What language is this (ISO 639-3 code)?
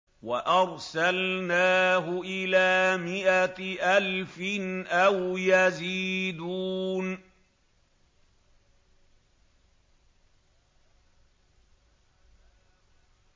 ara